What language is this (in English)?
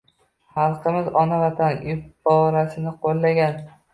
Uzbek